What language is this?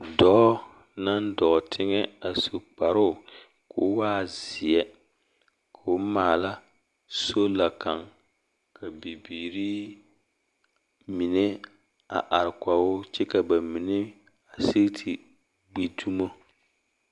Southern Dagaare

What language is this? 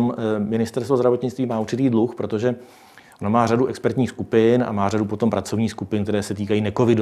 Czech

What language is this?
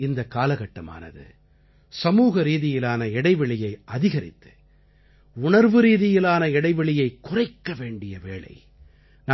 Tamil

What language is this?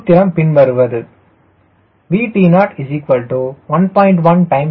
Tamil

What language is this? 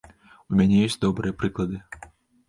Belarusian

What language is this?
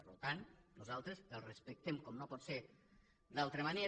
Catalan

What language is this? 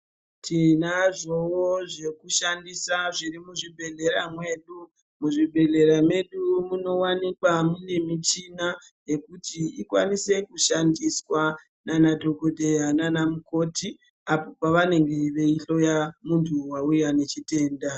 Ndau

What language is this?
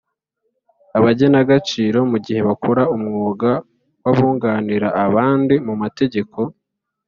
Kinyarwanda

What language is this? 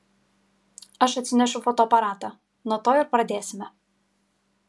Lithuanian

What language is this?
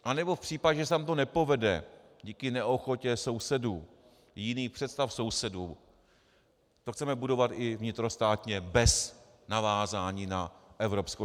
Czech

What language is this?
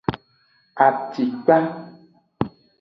Aja (Benin)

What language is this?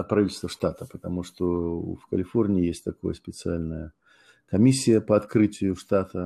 Russian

